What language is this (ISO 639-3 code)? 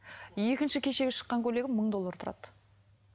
kaz